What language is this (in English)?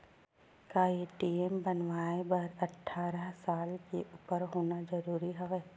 Chhattisgarhi